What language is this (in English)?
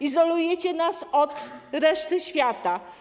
Polish